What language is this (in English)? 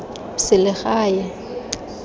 Tswana